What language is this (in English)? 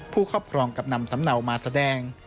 Thai